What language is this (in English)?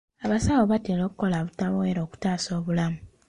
Ganda